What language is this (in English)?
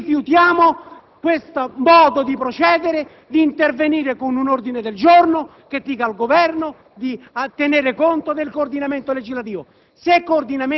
Italian